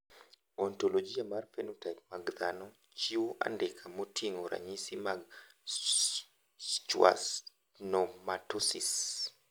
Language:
Luo (Kenya and Tanzania)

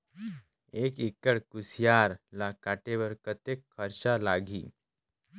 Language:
Chhattisgarhi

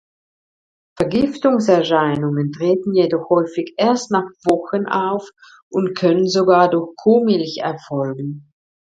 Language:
German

